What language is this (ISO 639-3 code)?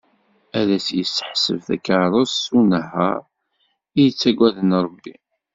kab